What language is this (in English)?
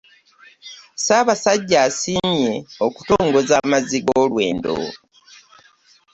Ganda